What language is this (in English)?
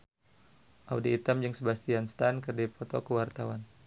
Sundanese